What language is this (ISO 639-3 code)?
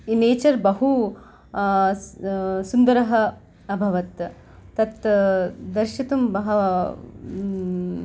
san